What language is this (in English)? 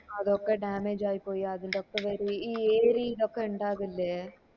Malayalam